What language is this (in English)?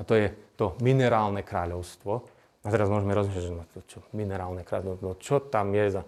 Slovak